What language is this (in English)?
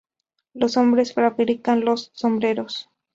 Spanish